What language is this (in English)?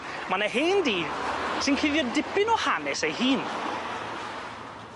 Welsh